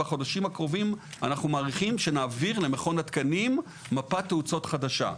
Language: Hebrew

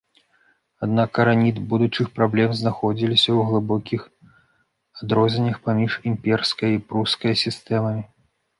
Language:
Belarusian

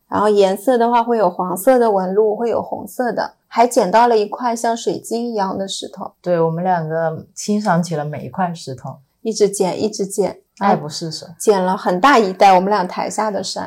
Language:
Chinese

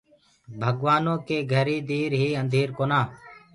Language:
Gurgula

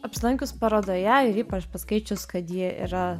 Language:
Lithuanian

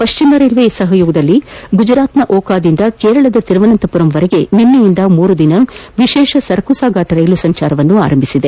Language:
Kannada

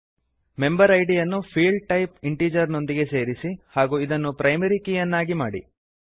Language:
Kannada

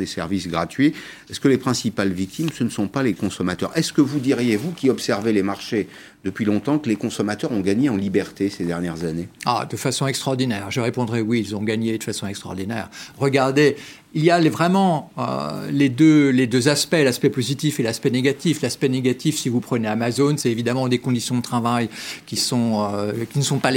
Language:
French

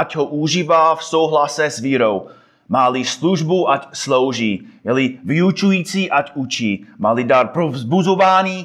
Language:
Czech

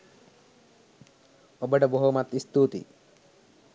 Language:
Sinhala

